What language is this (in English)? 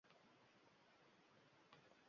Uzbek